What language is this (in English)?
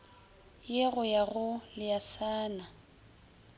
Northern Sotho